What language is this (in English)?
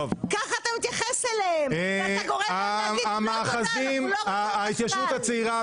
Hebrew